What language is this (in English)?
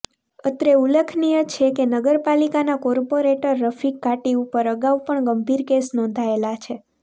Gujarati